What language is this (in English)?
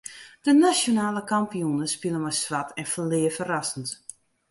Western Frisian